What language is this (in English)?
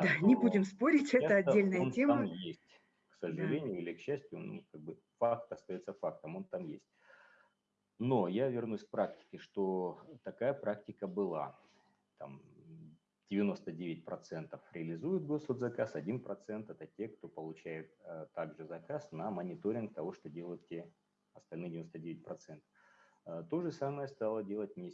Russian